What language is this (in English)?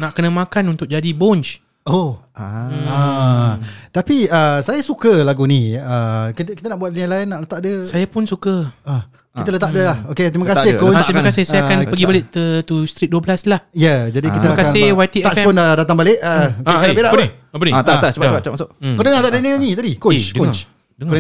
Malay